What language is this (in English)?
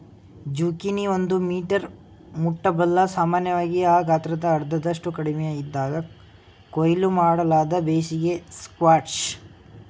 Kannada